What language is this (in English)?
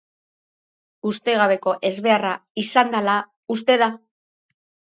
Basque